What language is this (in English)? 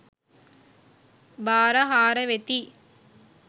Sinhala